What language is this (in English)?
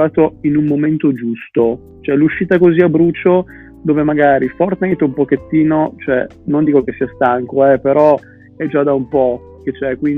Italian